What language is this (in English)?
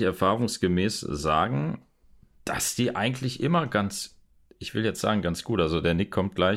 German